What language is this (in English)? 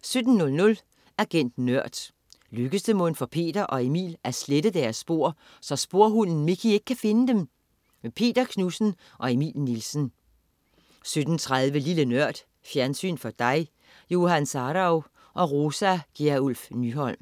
Danish